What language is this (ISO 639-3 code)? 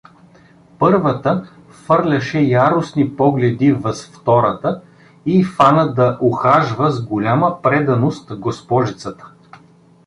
bul